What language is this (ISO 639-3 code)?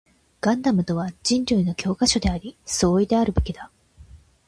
jpn